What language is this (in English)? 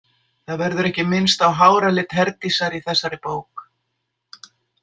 Icelandic